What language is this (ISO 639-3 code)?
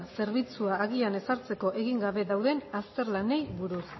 eus